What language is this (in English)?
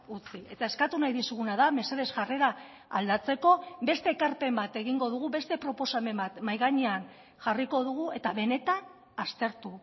Basque